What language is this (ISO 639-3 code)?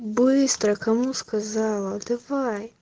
rus